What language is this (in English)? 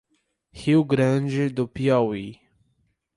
Portuguese